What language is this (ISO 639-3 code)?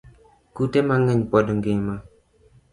luo